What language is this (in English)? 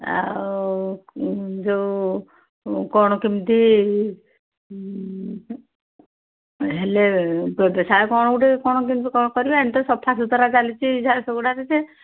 Odia